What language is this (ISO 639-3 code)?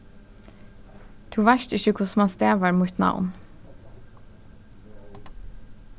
fao